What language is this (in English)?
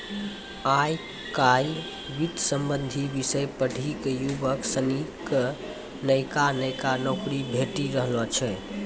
Maithili